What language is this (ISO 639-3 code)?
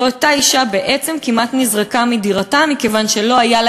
heb